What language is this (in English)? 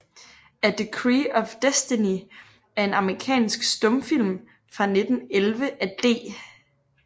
Danish